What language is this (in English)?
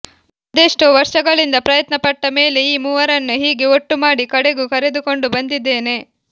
Kannada